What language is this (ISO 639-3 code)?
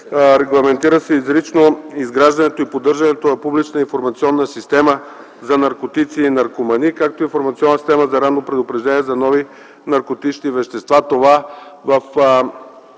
bul